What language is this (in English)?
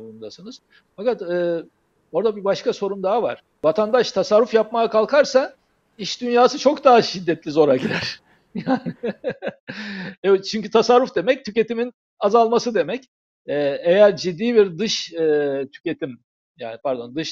Turkish